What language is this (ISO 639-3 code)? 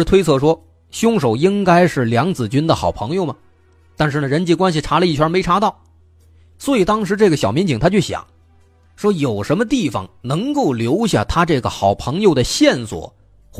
zho